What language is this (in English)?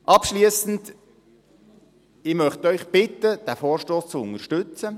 Swiss German